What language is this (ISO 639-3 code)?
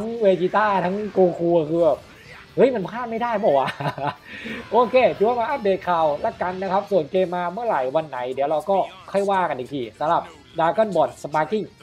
tha